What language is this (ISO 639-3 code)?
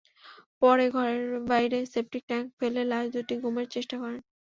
ben